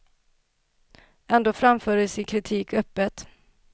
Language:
Swedish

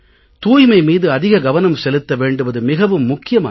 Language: Tamil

